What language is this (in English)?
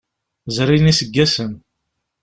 Kabyle